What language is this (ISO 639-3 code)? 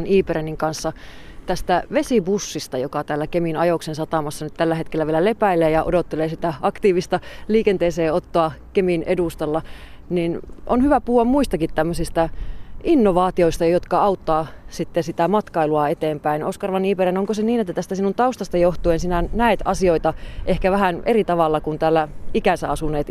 fin